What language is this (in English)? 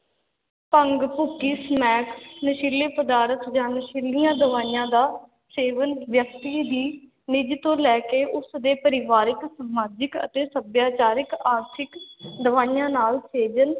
Punjabi